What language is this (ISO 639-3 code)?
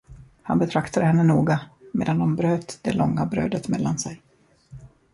swe